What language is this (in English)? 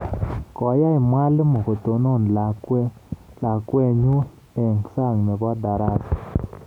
Kalenjin